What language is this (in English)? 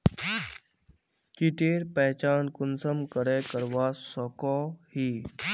Magahi